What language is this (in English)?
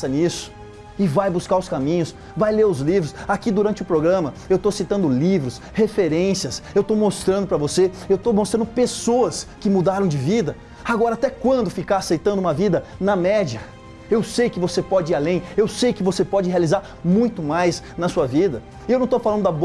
Portuguese